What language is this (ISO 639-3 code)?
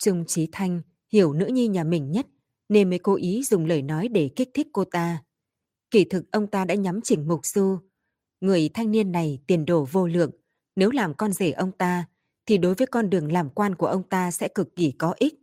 vie